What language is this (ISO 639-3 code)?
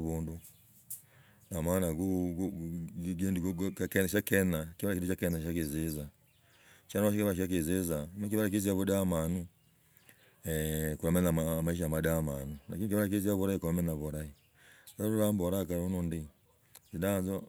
rag